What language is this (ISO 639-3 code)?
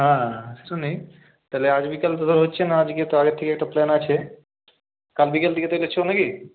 ben